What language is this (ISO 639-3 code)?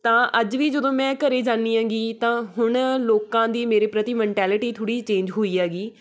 pan